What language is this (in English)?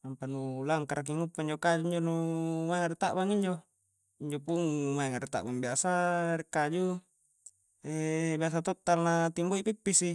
Coastal Konjo